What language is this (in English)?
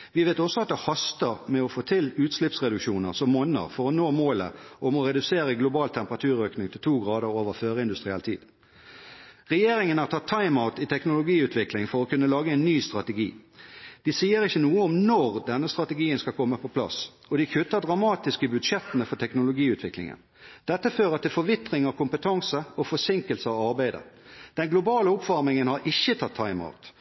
Norwegian Bokmål